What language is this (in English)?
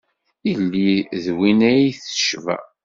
Kabyle